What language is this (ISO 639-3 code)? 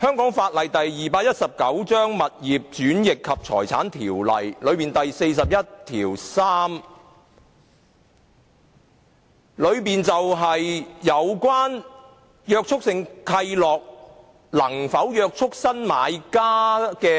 yue